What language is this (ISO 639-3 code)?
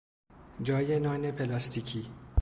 fas